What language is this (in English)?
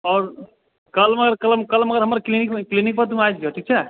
Maithili